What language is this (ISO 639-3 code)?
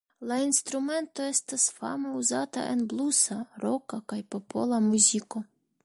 epo